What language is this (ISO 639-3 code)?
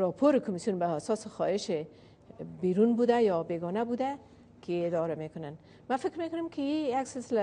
fas